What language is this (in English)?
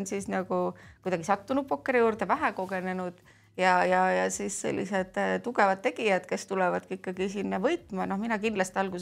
Finnish